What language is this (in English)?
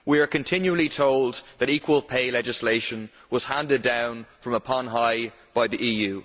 English